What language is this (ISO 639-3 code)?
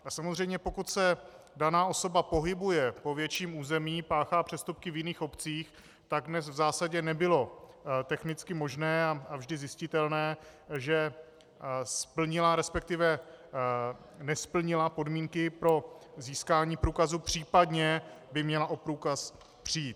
ces